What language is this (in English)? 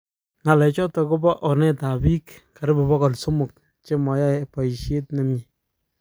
Kalenjin